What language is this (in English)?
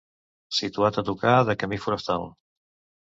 Catalan